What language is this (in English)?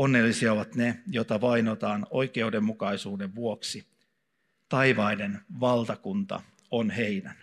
Finnish